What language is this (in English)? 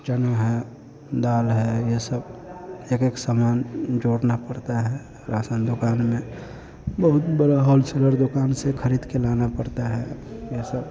Hindi